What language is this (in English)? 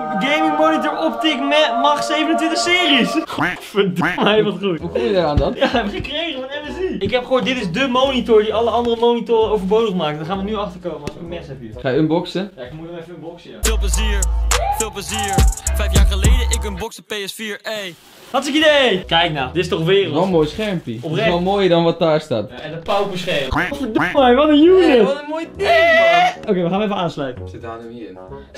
Dutch